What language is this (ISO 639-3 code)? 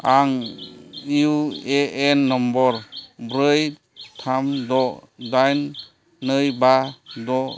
brx